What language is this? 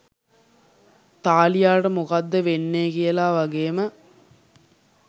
Sinhala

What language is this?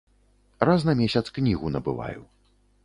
Belarusian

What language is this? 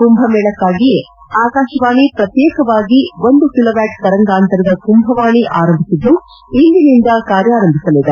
Kannada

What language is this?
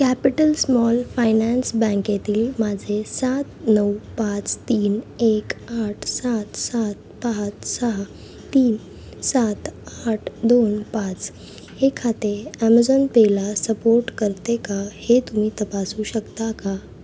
Marathi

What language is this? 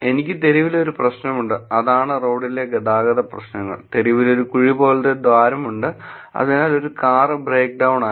Malayalam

